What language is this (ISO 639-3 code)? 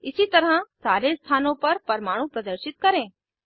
hin